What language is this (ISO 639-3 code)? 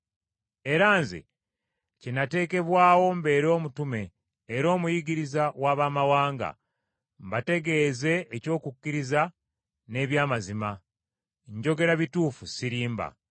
lug